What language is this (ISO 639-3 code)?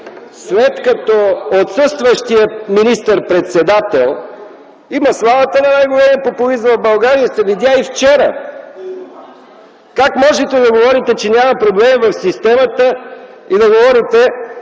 bul